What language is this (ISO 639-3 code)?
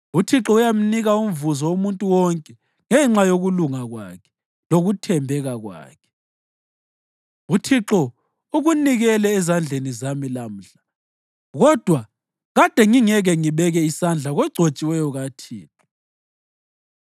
nde